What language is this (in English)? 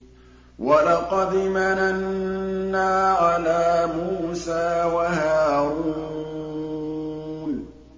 Arabic